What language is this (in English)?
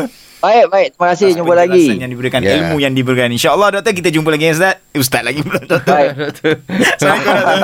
Malay